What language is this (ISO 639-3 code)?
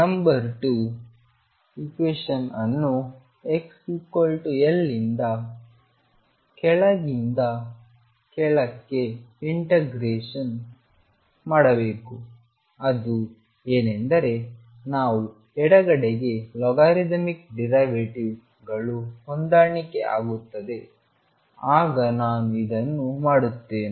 kan